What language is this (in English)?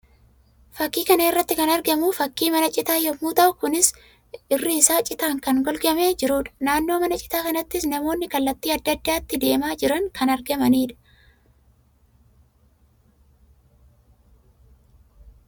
Oromo